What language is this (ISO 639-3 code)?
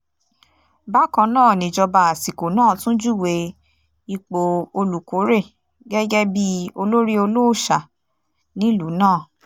yor